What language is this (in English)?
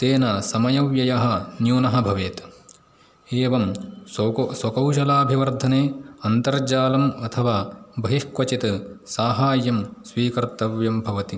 Sanskrit